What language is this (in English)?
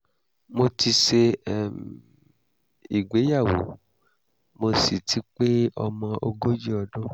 Yoruba